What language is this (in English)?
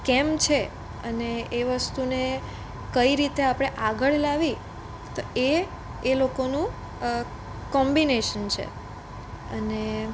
Gujarati